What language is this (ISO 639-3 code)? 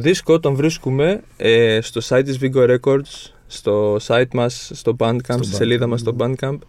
ell